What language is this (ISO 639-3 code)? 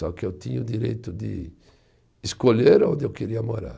por